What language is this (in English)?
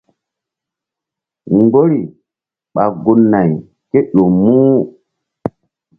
Mbum